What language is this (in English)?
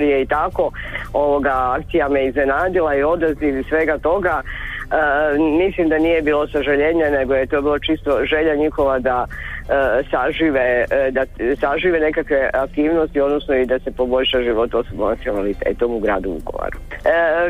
Croatian